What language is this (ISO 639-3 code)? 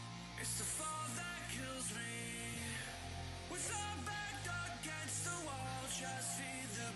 tha